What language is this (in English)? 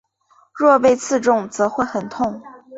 Chinese